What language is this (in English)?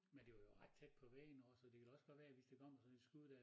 Danish